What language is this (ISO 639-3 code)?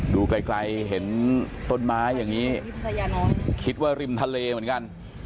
tha